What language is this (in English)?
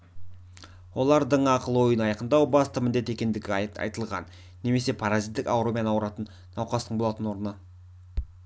Kazakh